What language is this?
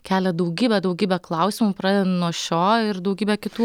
Lithuanian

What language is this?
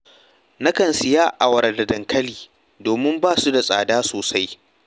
Hausa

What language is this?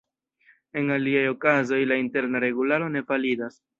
Esperanto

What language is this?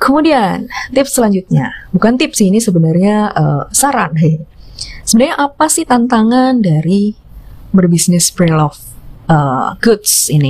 Indonesian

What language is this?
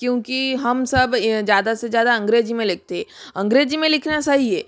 Hindi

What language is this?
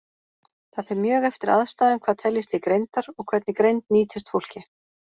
Icelandic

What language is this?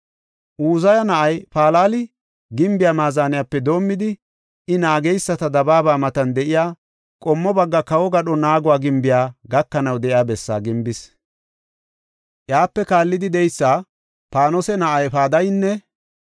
Gofa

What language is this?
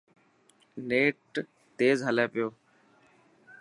Dhatki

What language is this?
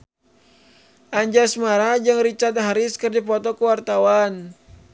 Sundanese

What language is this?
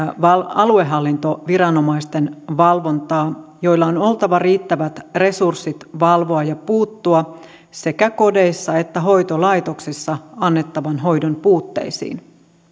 Finnish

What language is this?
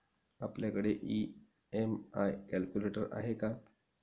Marathi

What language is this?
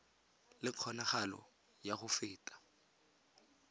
Tswana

